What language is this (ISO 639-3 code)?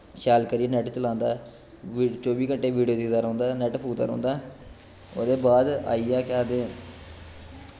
doi